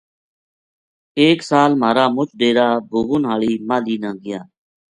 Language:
Gujari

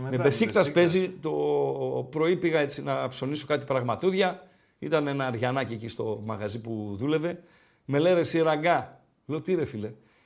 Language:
Greek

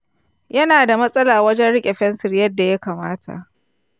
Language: Hausa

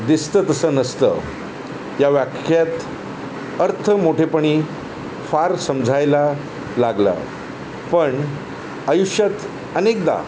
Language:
Marathi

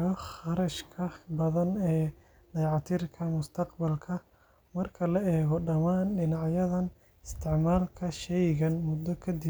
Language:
Somali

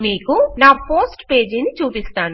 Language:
Telugu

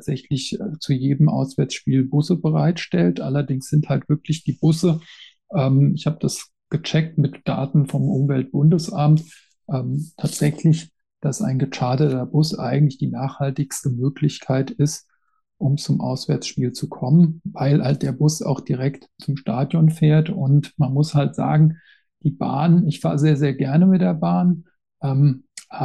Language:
German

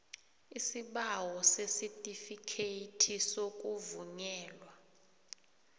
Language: South Ndebele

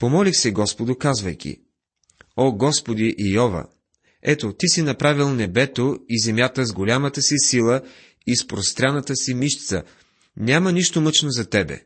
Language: Bulgarian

